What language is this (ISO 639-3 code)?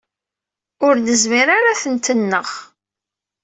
kab